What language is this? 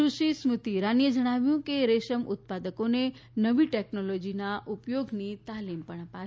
Gujarati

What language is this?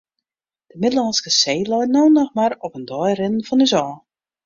Western Frisian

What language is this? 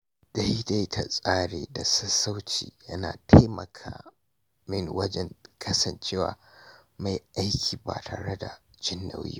Hausa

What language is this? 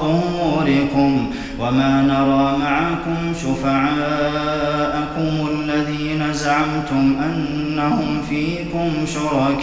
Arabic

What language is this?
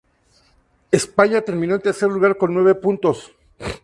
Spanish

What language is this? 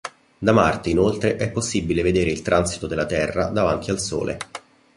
Italian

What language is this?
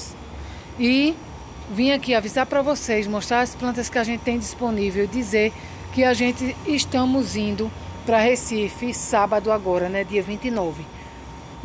Portuguese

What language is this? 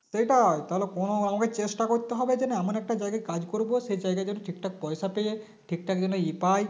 Bangla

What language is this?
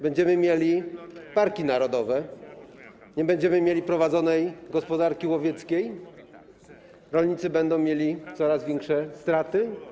Polish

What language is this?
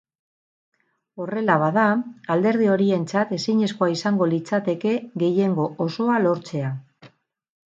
Basque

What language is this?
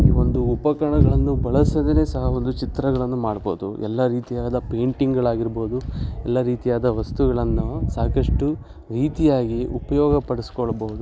Kannada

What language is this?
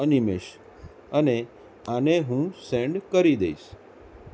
Gujarati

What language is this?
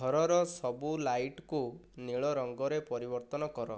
Odia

